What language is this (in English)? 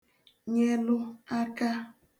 Igbo